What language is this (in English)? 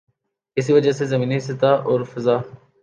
Urdu